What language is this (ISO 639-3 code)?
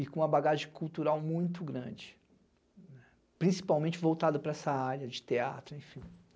por